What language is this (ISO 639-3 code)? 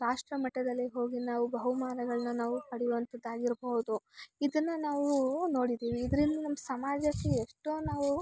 kan